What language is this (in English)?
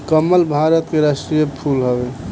Bhojpuri